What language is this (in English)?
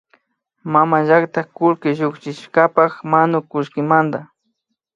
Imbabura Highland Quichua